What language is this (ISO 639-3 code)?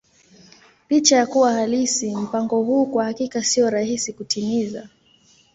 swa